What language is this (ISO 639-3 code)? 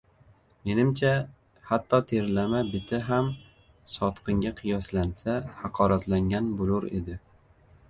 uzb